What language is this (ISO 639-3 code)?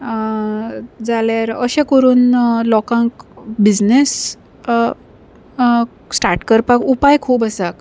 kok